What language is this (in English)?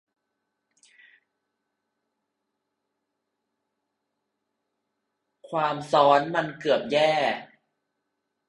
Thai